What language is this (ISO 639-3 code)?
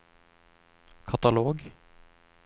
nor